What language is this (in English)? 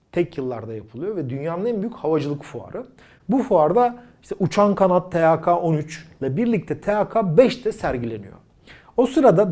Turkish